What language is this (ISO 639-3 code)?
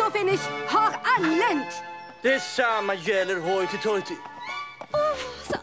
swe